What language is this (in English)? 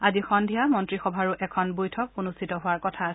Assamese